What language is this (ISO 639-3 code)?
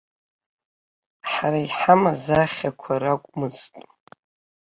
abk